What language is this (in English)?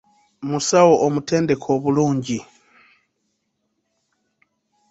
Ganda